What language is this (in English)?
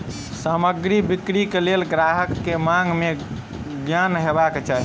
Maithili